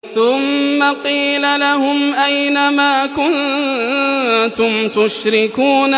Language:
Arabic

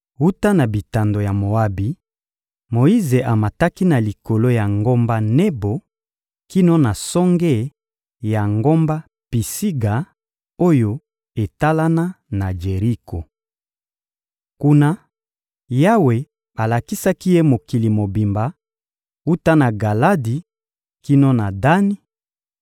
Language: Lingala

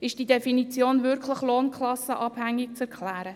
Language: Swiss German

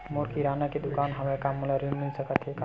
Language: Chhattisgarhi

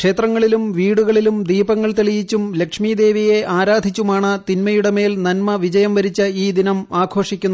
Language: Malayalam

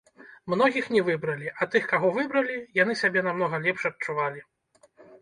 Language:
Belarusian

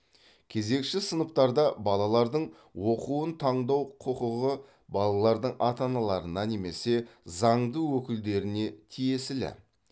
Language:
Kazakh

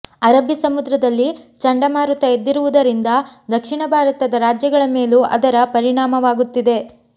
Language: Kannada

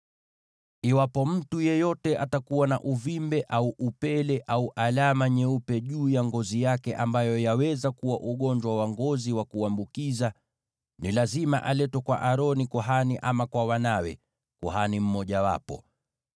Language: Swahili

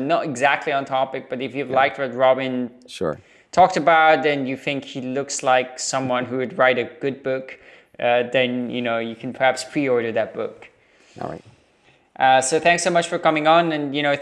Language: English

